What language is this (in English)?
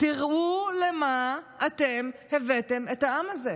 Hebrew